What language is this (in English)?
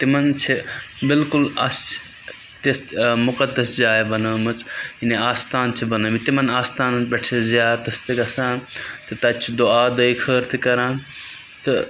Kashmiri